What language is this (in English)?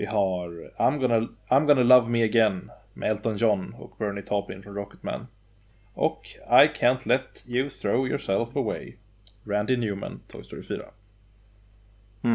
Swedish